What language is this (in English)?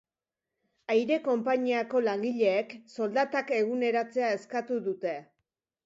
Basque